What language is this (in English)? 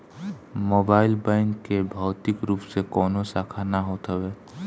Bhojpuri